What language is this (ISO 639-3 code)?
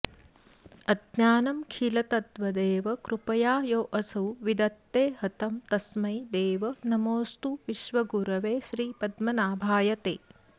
san